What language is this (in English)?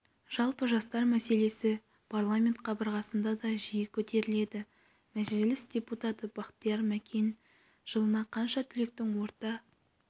Kazakh